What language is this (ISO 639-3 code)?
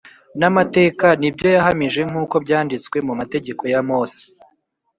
kin